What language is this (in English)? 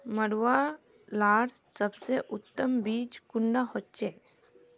Magahi